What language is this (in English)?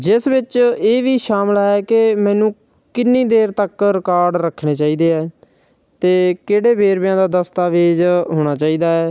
Punjabi